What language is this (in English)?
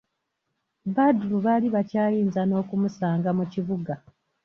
Ganda